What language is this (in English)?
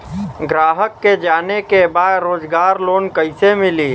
Bhojpuri